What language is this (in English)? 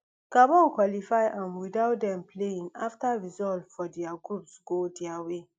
Nigerian Pidgin